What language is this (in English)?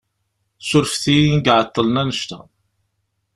Kabyle